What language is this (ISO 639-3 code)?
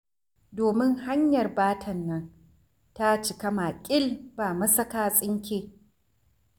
hau